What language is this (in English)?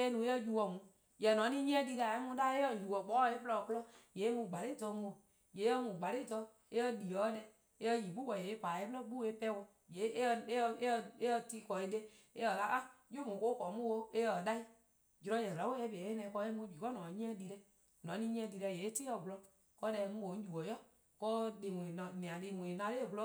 Eastern Krahn